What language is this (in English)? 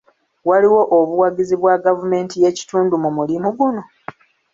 Ganda